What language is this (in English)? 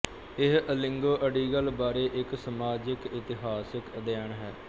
Punjabi